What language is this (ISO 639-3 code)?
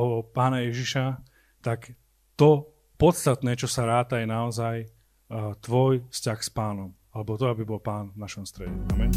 slk